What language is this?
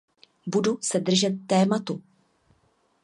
Czech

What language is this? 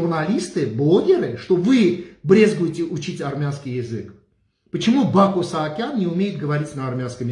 Russian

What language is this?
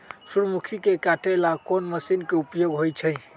Magahi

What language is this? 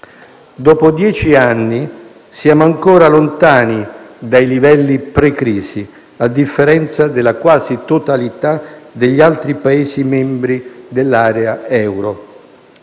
Italian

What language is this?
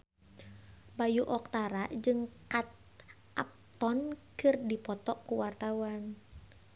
Sundanese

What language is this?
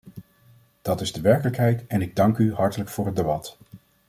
Dutch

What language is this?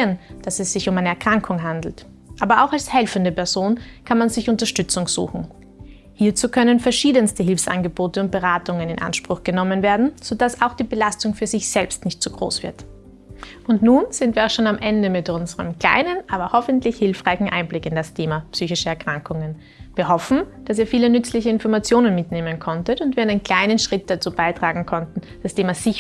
German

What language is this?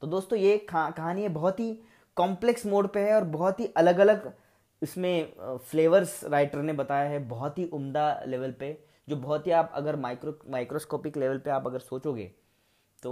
Hindi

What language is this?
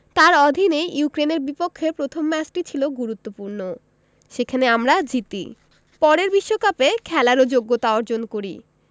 Bangla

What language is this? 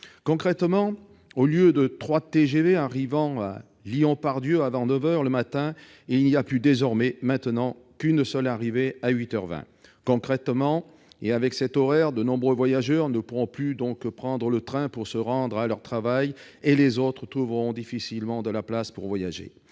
French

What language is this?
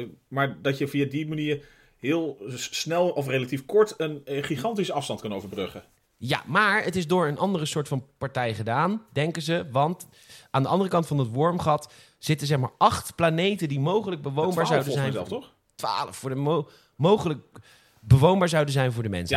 Dutch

